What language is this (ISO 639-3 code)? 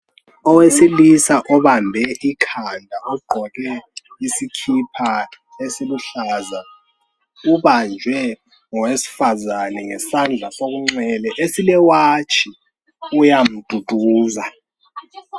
nde